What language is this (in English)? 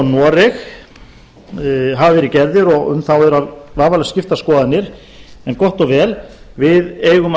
Icelandic